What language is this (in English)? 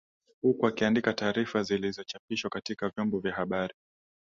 Swahili